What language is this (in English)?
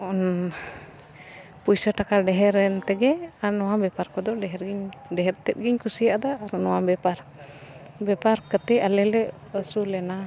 Santali